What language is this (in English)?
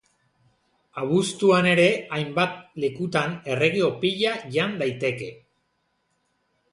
Basque